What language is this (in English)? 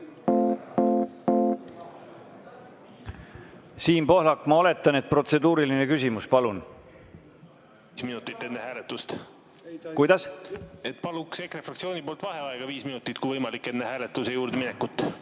Estonian